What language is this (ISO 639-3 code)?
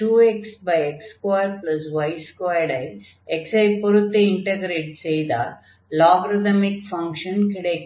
tam